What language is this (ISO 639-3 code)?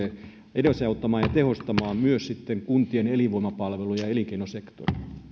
fin